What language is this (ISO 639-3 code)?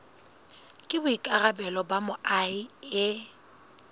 sot